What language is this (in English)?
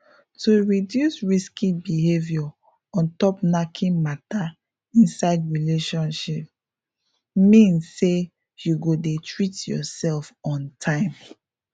Nigerian Pidgin